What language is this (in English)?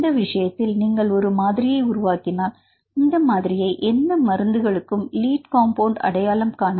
Tamil